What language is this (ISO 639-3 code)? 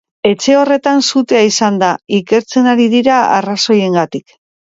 eus